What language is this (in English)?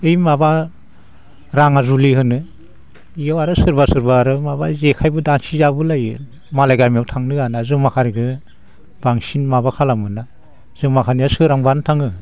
Bodo